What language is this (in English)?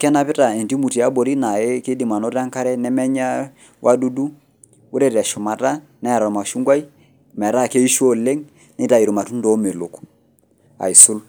Masai